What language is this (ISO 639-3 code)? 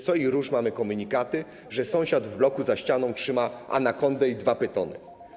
pol